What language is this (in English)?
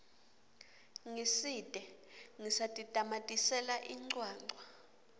Swati